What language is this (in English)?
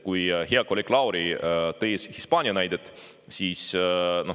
Estonian